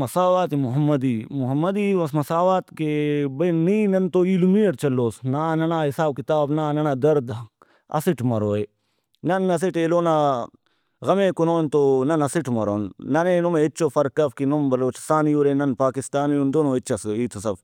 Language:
Brahui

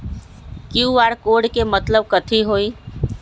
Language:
Magahi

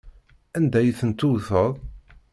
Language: Kabyle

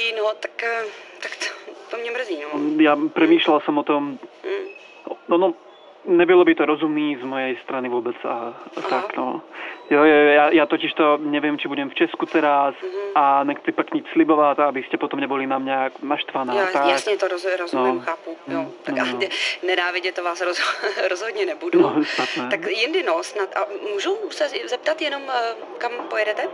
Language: Czech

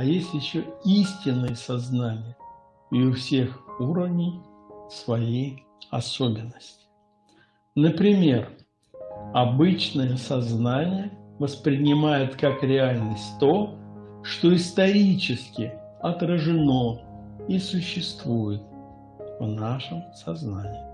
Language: Russian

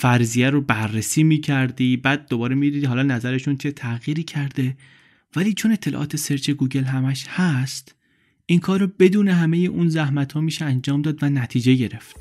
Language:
Persian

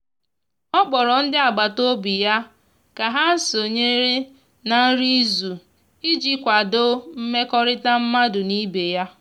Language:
Igbo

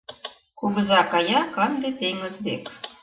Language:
Mari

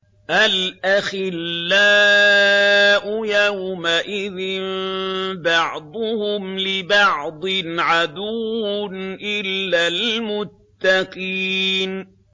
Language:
Arabic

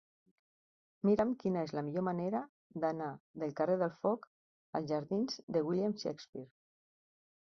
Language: Catalan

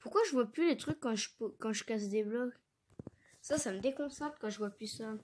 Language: French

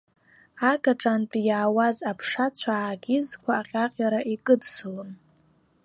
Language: Abkhazian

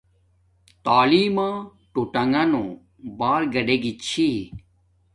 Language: Domaaki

